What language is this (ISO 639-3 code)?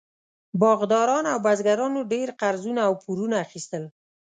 pus